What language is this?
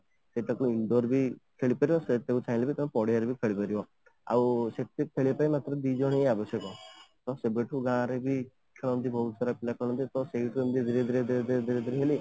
Odia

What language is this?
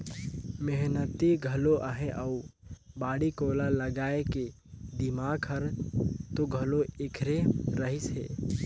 Chhattisgarhi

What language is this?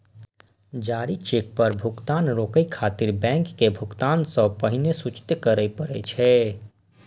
Maithili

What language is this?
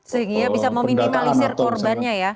Indonesian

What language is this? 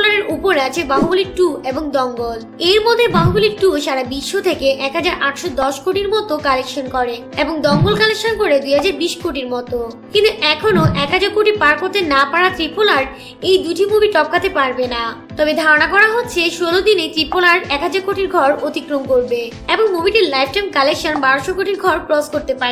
Turkish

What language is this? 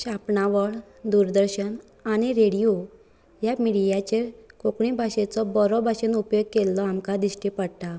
Konkani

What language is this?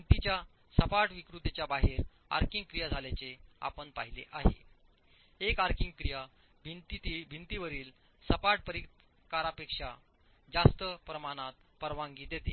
Marathi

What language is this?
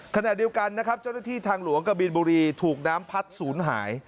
Thai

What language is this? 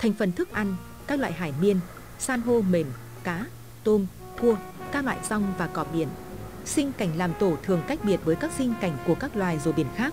Vietnamese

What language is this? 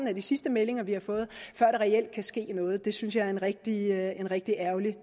Danish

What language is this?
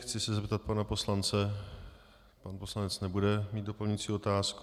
Czech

